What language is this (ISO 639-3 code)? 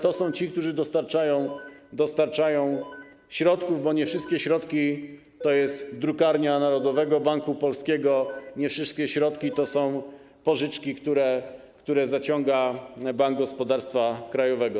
pol